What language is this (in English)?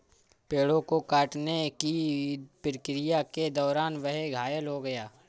Hindi